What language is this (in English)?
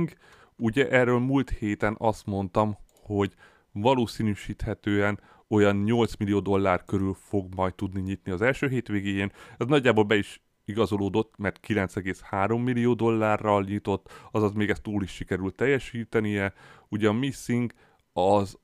Hungarian